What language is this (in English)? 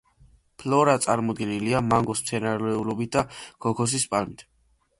Georgian